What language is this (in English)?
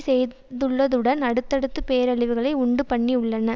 Tamil